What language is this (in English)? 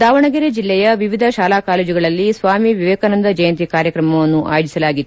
Kannada